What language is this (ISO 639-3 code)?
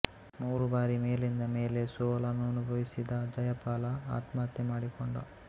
kan